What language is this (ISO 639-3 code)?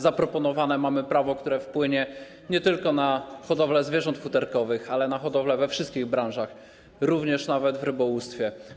pol